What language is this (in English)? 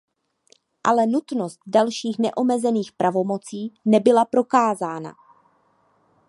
Czech